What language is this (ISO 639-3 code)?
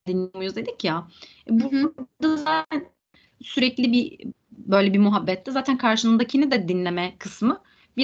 tur